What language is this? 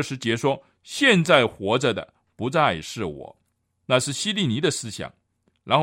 Chinese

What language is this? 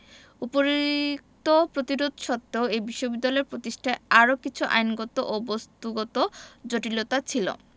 Bangla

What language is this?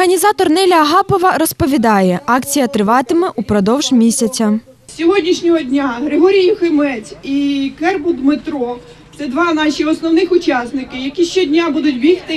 Ukrainian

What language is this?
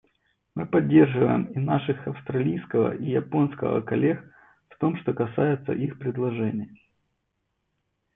Russian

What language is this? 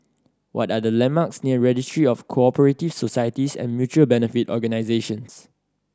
English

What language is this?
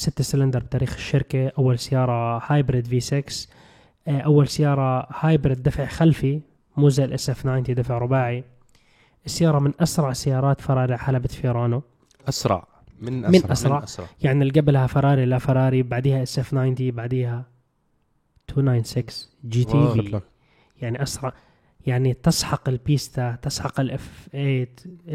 Arabic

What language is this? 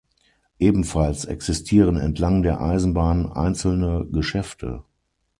German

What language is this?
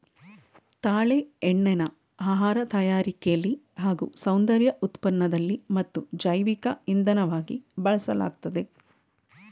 Kannada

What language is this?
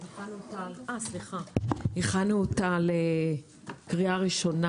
Hebrew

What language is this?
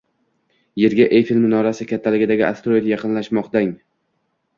Uzbek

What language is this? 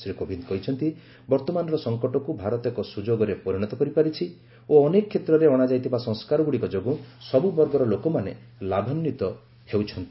Odia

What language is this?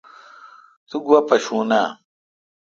Kalkoti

